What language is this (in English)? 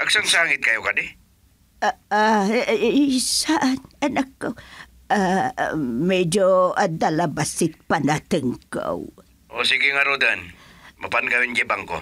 Filipino